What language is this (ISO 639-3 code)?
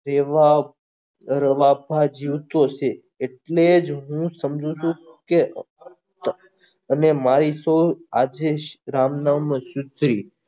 guj